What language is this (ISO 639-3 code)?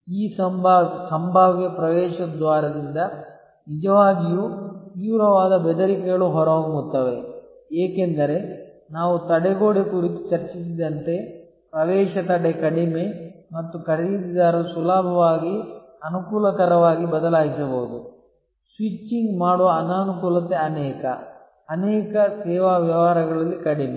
kan